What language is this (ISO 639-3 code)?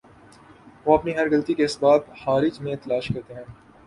urd